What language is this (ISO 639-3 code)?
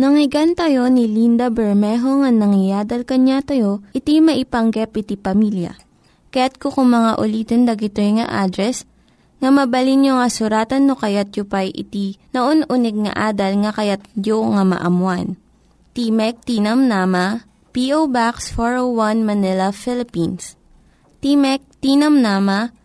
fil